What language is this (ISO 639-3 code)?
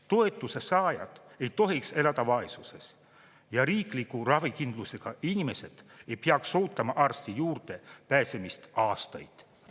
est